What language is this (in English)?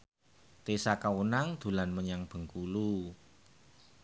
Javanese